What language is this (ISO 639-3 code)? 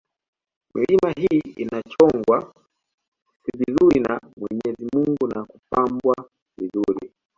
swa